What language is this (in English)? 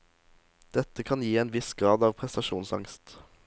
Norwegian